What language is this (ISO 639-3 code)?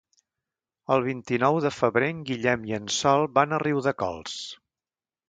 cat